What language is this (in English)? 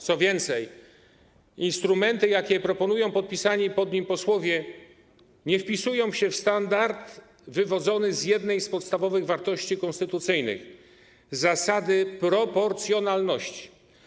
Polish